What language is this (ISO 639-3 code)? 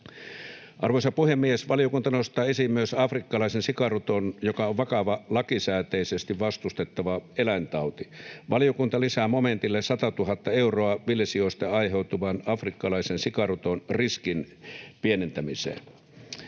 fin